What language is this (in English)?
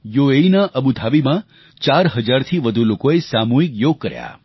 Gujarati